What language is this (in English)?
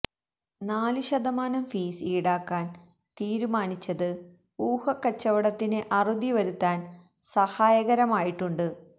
Malayalam